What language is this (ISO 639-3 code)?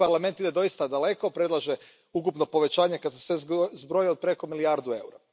hrv